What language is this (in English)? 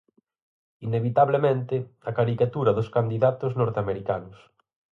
Galician